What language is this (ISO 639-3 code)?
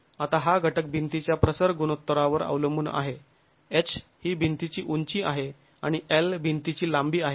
mar